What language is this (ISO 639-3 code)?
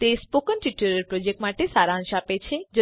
guj